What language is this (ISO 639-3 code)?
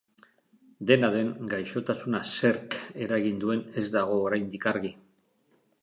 eus